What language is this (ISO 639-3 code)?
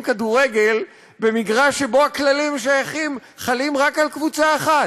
heb